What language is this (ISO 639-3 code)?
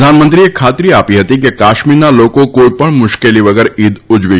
guj